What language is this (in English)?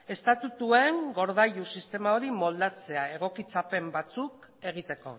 Basque